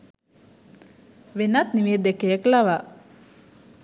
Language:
Sinhala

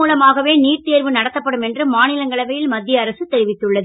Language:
Tamil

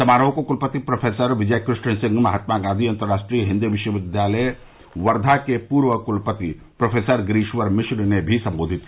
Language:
Hindi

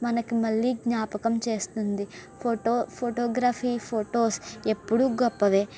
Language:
Telugu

